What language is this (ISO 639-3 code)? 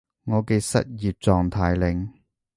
yue